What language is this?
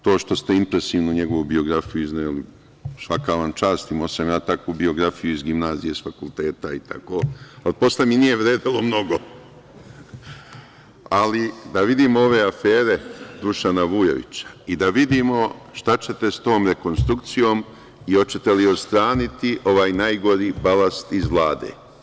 Serbian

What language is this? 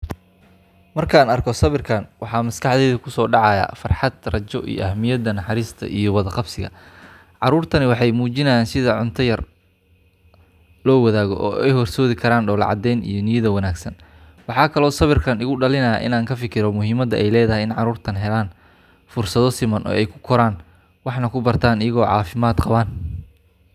Somali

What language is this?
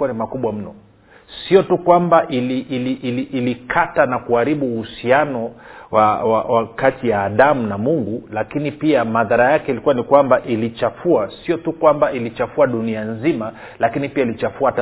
Swahili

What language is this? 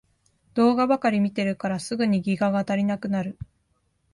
Japanese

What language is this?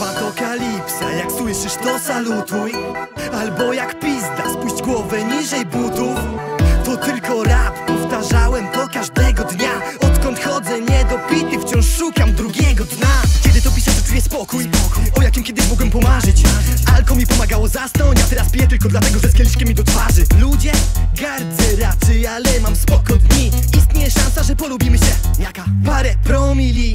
Polish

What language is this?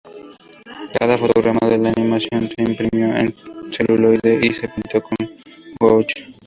Spanish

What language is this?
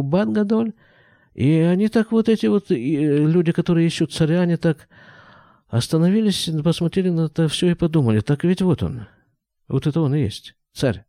Russian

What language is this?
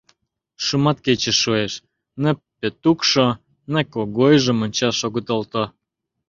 Mari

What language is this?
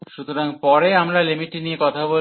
Bangla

